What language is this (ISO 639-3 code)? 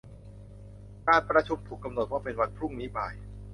tha